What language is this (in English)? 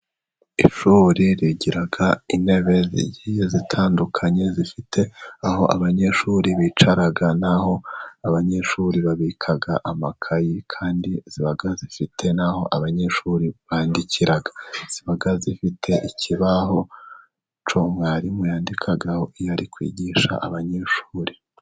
Kinyarwanda